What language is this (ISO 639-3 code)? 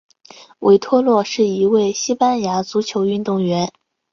zho